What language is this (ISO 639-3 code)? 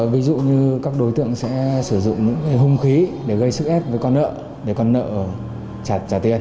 vie